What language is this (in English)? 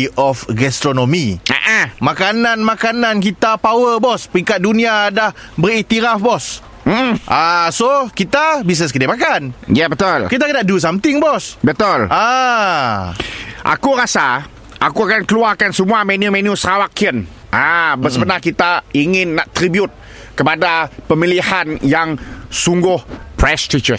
Malay